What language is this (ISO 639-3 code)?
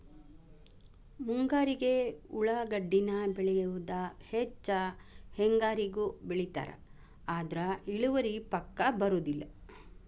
kan